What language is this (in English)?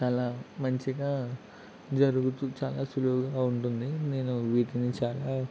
Telugu